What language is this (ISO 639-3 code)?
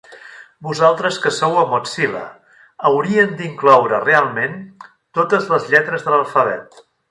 cat